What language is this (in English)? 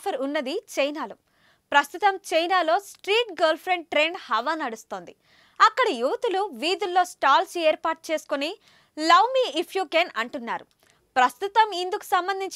Telugu